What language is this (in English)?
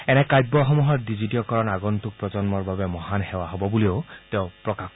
Assamese